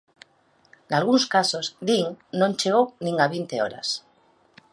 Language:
Galician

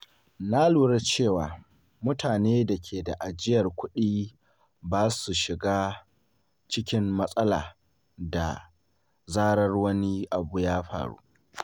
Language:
Hausa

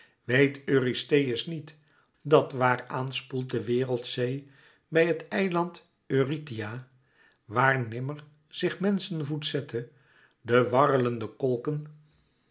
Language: Dutch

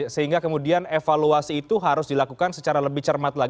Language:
Indonesian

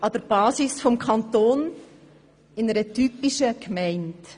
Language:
Swiss German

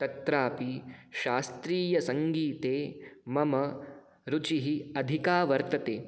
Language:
Sanskrit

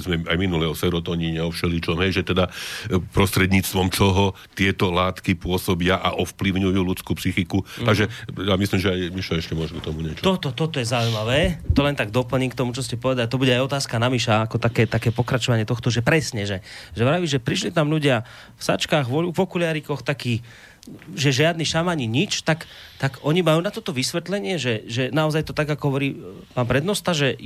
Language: Slovak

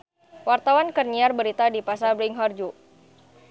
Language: Sundanese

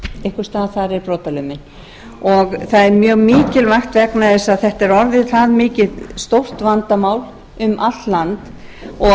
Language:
Icelandic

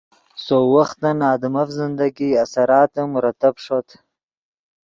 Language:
Yidgha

